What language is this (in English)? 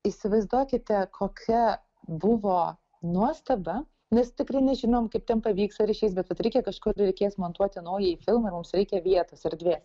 Lithuanian